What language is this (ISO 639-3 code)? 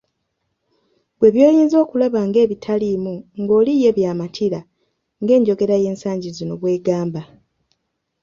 lug